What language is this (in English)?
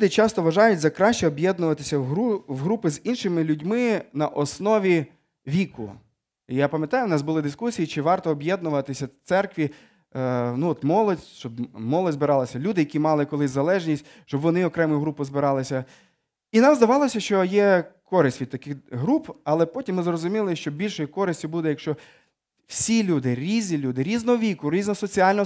Ukrainian